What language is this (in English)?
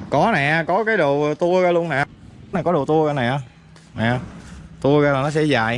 Vietnamese